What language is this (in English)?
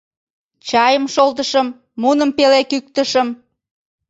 Mari